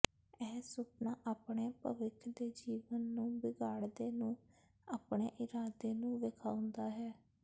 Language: Punjabi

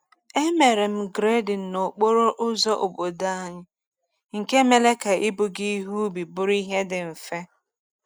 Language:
Igbo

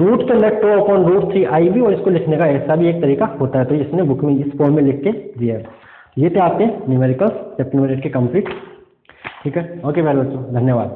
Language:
Hindi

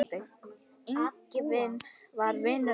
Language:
Icelandic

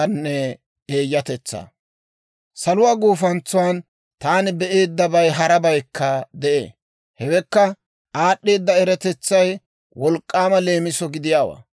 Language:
Dawro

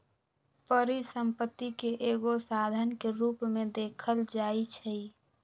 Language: Magahi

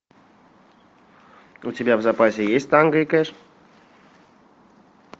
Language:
Russian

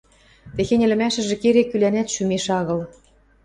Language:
Western Mari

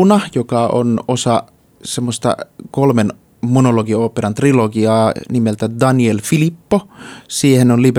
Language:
Finnish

